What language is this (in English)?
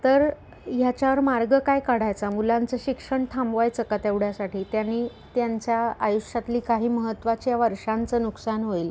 Marathi